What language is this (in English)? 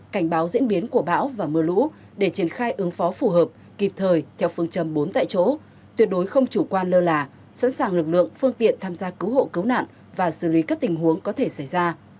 Vietnamese